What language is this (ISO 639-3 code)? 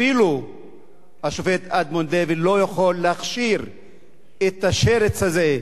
heb